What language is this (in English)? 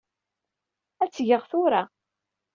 Kabyle